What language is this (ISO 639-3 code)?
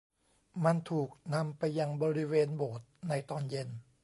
tha